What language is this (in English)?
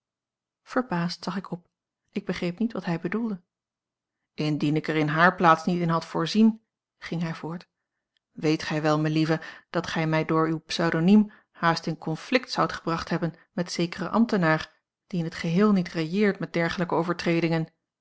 Dutch